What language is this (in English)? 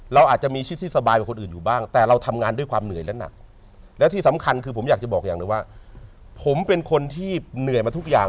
Thai